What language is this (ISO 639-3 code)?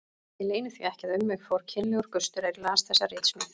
isl